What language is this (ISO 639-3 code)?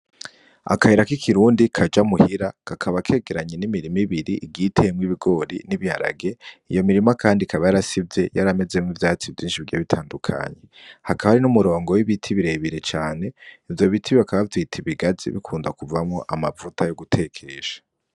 run